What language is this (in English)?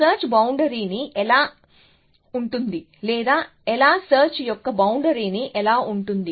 Telugu